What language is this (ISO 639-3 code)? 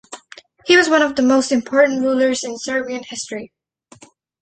eng